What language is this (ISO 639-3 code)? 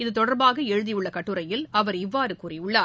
tam